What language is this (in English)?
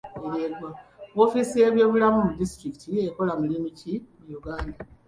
Ganda